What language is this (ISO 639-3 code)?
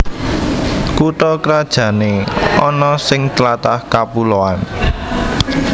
jav